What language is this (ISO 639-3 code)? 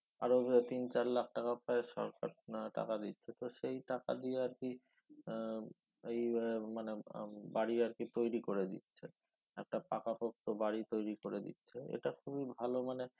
ben